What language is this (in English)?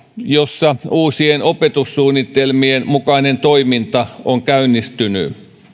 Finnish